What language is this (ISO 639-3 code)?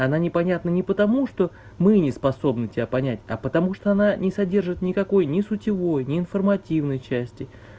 rus